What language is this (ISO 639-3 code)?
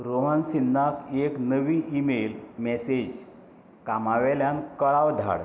kok